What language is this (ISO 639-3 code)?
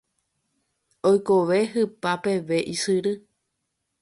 grn